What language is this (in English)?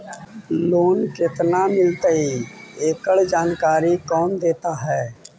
Magahi